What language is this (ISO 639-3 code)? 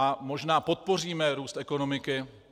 ces